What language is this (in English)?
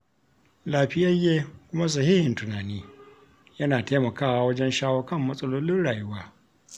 Hausa